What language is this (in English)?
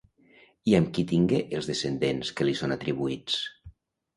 Catalan